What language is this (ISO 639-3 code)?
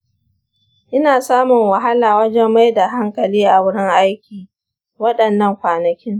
hau